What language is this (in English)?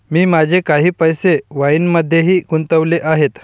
Marathi